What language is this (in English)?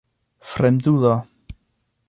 Esperanto